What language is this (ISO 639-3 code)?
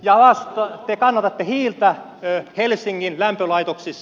fin